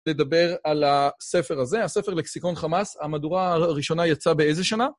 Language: Hebrew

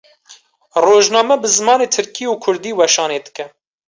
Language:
Kurdish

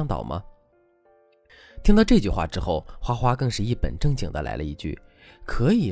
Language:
Chinese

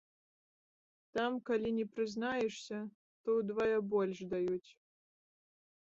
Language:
Belarusian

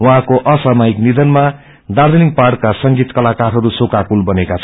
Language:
Nepali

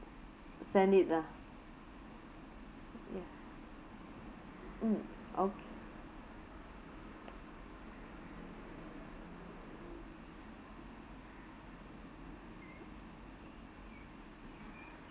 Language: English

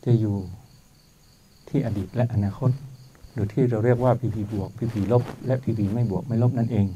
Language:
Thai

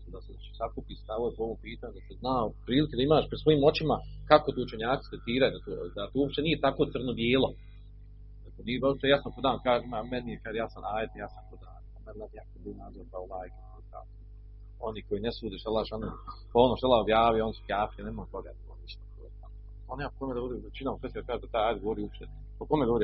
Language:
Croatian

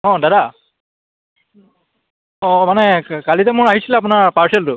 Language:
Assamese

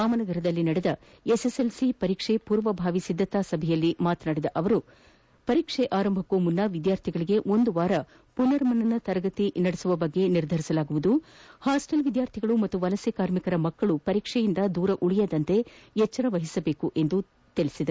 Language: Kannada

